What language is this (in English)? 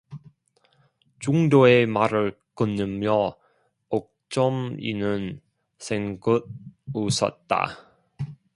Korean